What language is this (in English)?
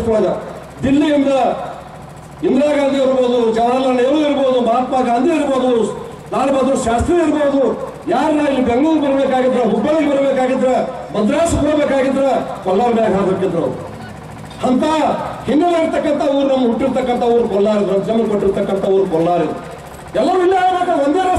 Turkish